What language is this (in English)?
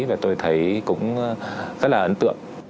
Vietnamese